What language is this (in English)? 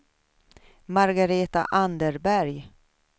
Swedish